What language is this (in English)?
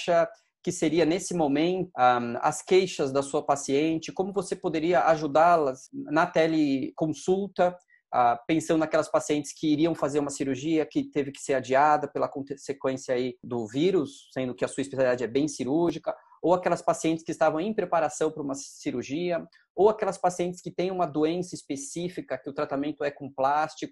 Portuguese